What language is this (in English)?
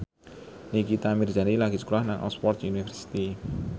Javanese